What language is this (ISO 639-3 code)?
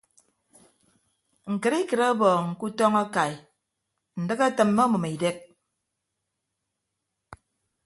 ibb